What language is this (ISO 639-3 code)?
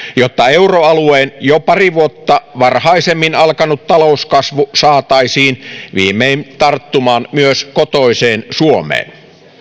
fin